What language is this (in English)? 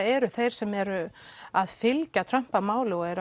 Icelandic